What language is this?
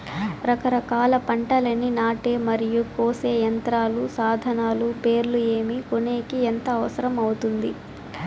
Telugu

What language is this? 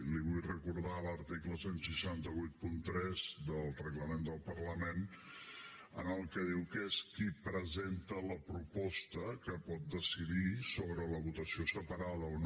Catalan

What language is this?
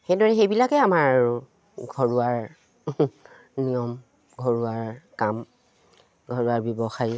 Assamese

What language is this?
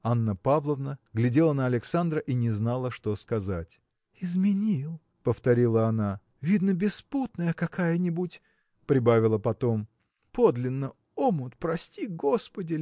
Russian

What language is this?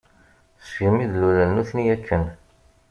Kabyle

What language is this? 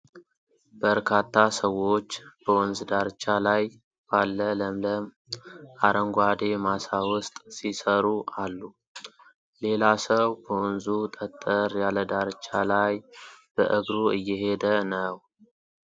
Amharic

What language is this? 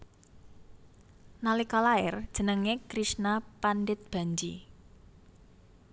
Javanese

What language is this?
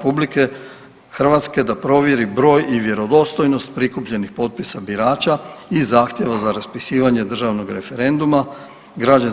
Croatian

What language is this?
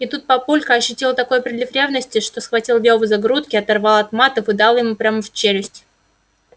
Russian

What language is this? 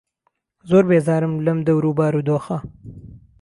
Central Kurdish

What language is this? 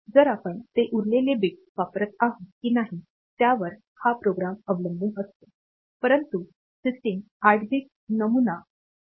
Marathi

